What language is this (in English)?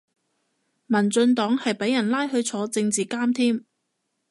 Cantonese